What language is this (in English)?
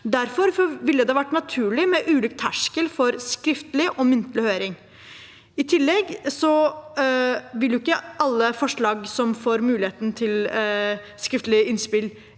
Norwegian